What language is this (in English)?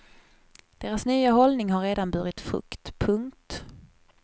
Swedish